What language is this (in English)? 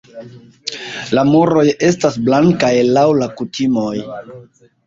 Esperanto